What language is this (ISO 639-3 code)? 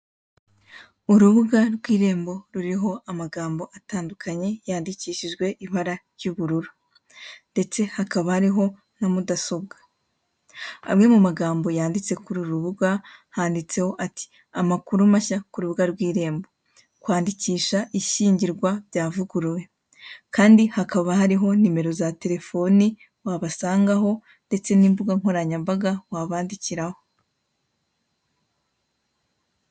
kin